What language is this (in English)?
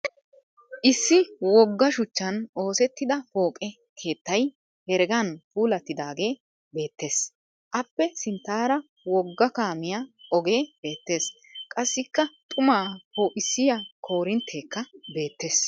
Wolaytta